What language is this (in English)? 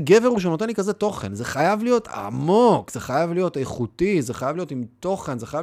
Hebrew